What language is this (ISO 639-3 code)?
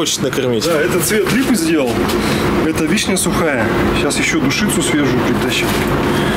rus